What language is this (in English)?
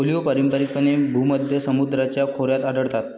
Marathi